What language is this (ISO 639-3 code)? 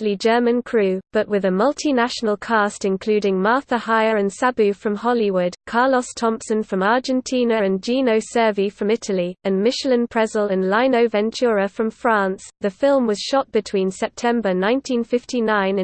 eng